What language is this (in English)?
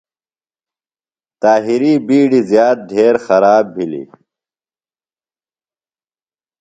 Phalura